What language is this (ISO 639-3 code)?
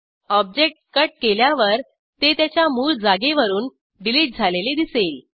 mar